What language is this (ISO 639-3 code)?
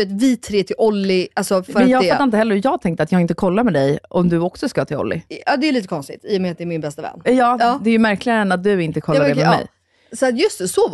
swe